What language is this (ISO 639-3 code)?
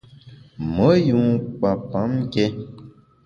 bax